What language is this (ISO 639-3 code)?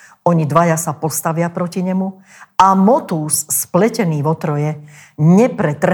slk